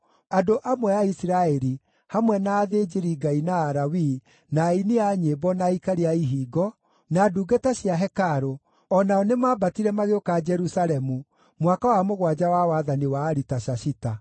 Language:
Kikuyu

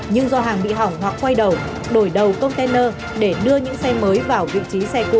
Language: Vietnamese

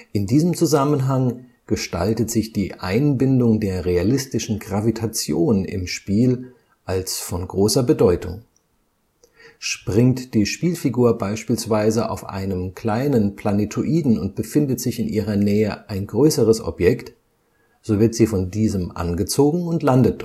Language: German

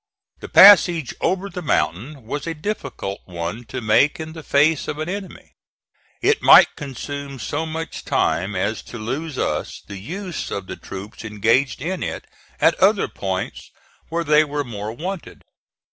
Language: English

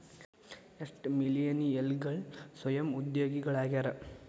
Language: Kannada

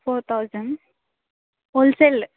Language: Telugu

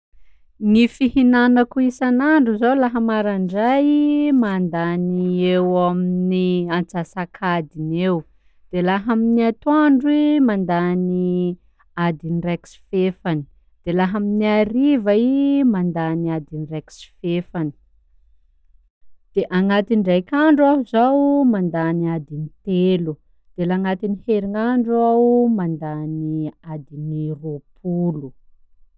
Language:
Sakalava Malagasy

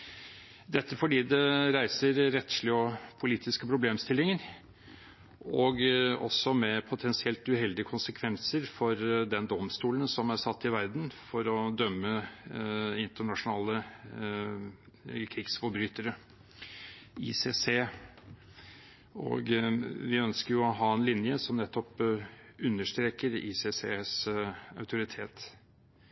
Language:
Norwegian Bokmål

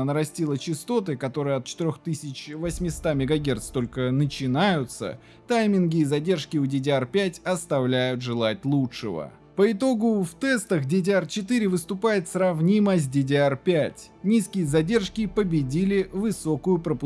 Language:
Russian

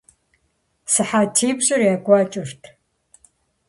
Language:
Kabardian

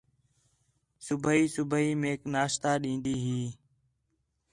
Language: Khetrani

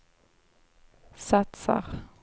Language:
Swedish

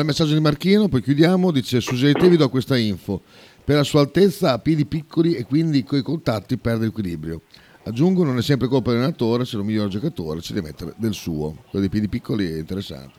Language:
Italian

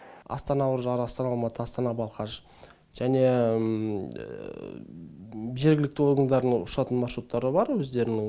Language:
Kazakh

